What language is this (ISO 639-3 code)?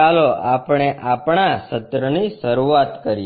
guj